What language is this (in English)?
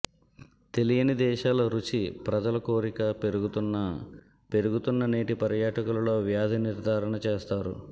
Telugu